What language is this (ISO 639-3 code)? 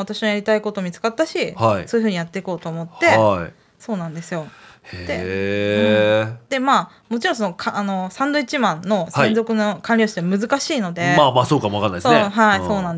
jpn